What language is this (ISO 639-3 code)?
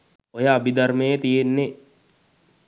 sin